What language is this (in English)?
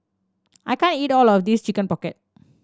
English